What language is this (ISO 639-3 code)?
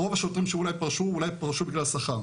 heb